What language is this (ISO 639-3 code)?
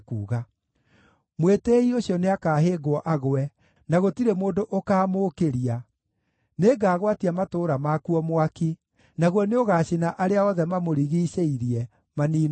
kik